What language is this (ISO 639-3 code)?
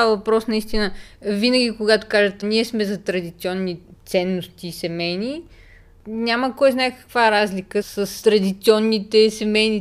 bul